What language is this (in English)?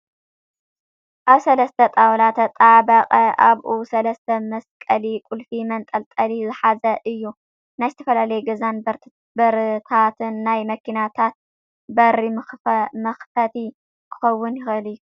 Tigrinya